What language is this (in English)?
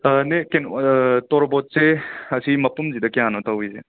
Manipuri